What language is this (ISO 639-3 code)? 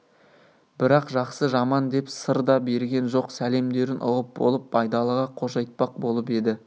kaz